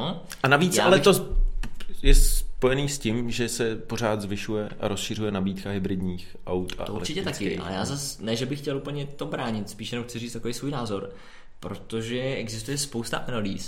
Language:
Czech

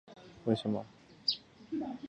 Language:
Chinese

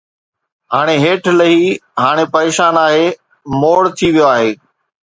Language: Sindhi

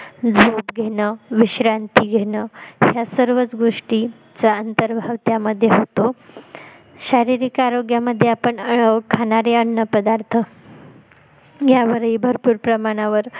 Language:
Marathi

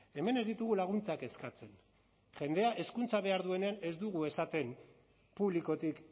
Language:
Basque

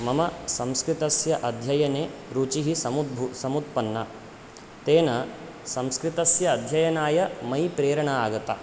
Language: Sanskrit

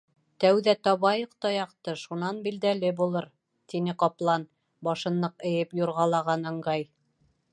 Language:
Bashkir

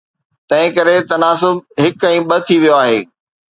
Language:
Sindhi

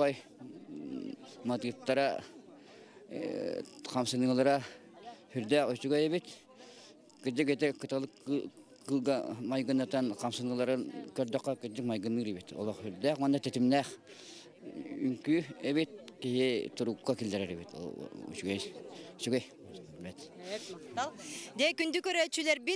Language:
Turkish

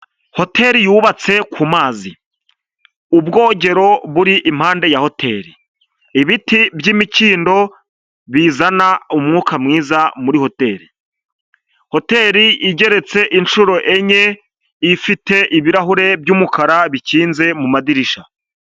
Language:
Kinyarwanda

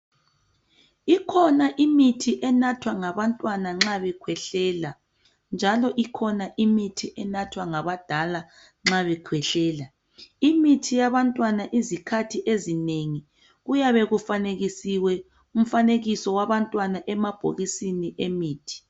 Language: North Ndebele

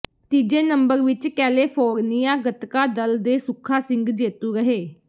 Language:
Punjabi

